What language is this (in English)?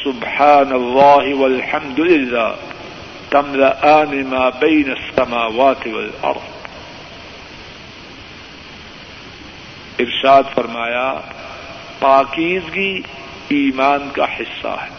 Urdu